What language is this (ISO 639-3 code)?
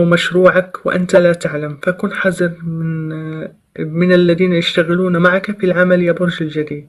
ara